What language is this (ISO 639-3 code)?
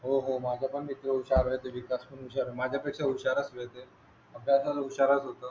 mar